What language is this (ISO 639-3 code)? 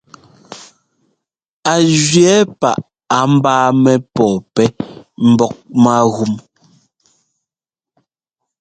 jgo